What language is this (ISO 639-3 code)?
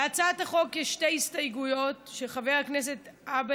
heb